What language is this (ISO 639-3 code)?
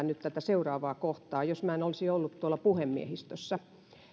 fin